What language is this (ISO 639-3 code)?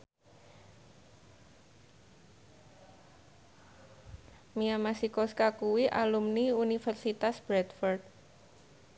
jav